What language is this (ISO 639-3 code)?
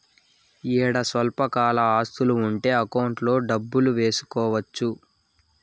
tel